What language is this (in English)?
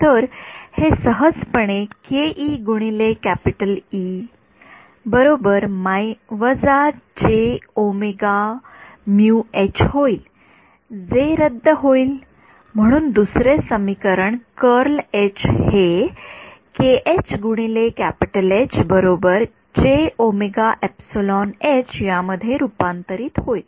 Marathi